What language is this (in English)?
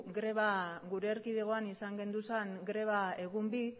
Basque